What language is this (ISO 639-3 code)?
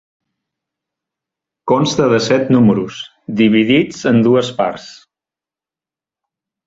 cat